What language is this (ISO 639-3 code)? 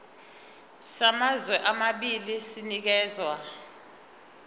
zul